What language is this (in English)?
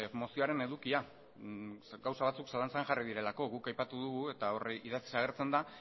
Basque